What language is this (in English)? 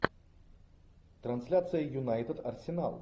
Russian